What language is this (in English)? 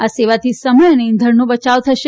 Gujarati